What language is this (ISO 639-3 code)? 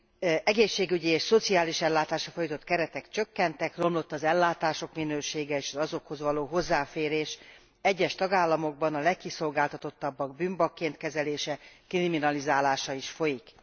hun